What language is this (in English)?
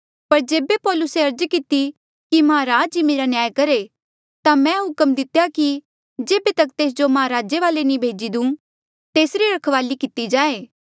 Mandeali